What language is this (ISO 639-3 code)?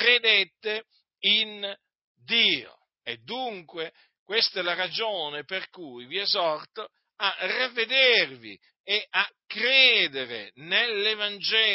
ita